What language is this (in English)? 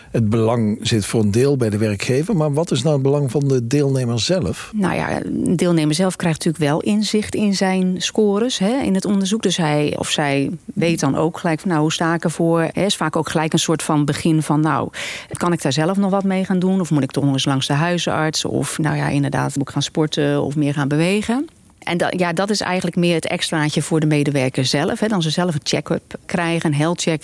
Dutch